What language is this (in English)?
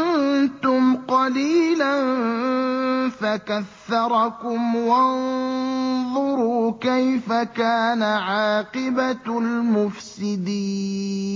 Arabic